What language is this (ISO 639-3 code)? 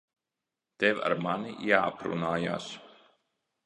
lav